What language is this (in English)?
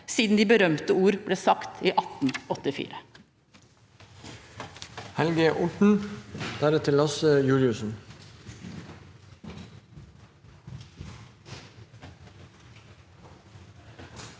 Norwegian